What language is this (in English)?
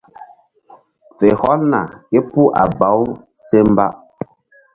Mbum